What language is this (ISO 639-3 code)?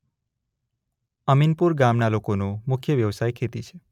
guj